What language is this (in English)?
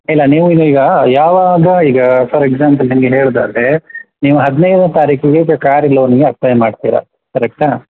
Kannada